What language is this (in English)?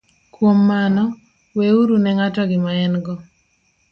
Luo (Kenya and Tanzania)